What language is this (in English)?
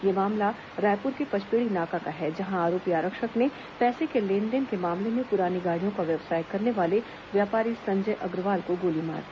Hindi